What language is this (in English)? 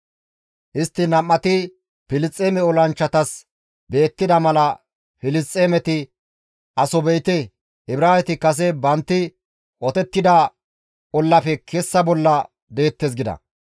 Gamo